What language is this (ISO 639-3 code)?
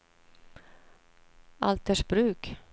swe